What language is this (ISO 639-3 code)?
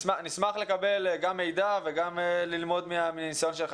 heb